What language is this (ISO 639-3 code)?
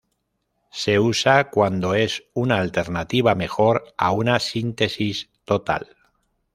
spa